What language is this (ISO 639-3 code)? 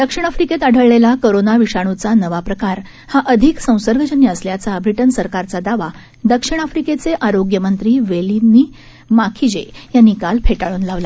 mar